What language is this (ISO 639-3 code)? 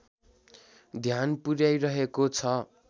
nep